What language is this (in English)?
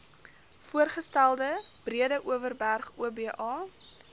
Afrikaans